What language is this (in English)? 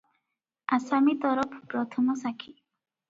Odia